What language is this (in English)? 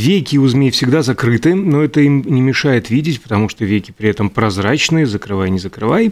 Russian